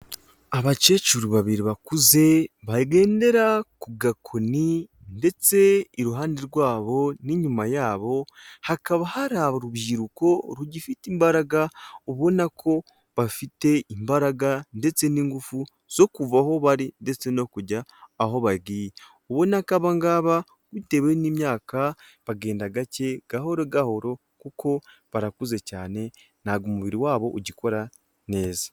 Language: Kinyarwanda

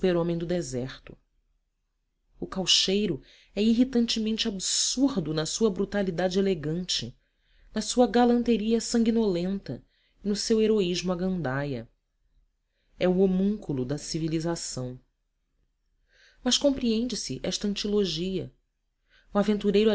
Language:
Portuguese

